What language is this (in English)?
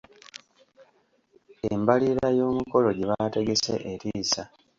Ganda